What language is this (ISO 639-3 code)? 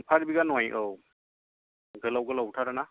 brx